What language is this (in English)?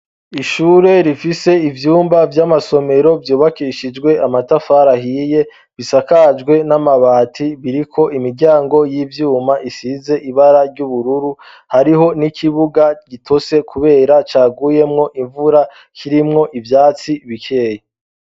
Rundi